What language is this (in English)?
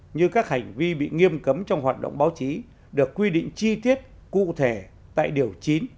Vietnamese